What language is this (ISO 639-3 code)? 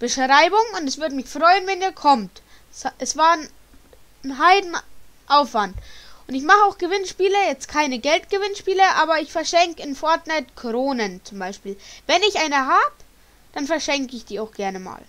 deu